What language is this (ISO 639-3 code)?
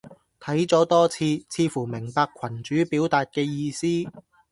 yue